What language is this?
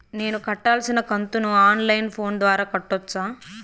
Telugu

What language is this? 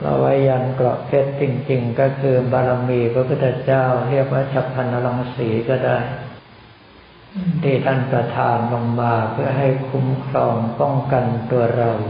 Thai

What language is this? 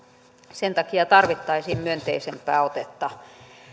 Finnish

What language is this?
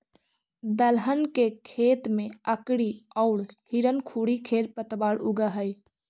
Magahi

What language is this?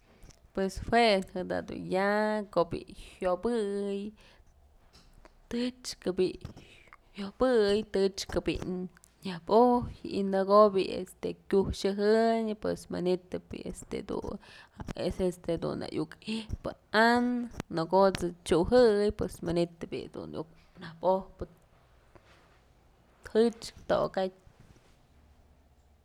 Mazatlán Mixe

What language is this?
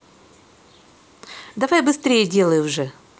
Russian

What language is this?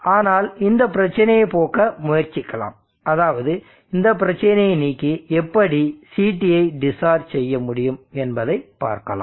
Tamil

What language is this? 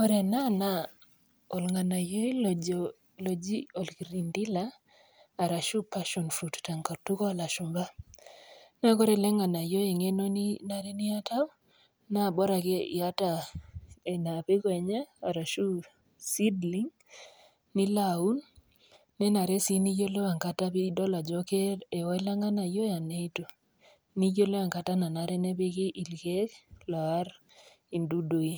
Masai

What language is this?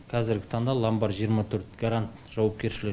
Kazakh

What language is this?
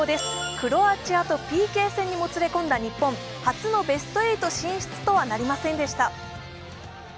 Japanese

